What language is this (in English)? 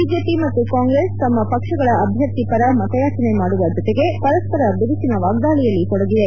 Kannada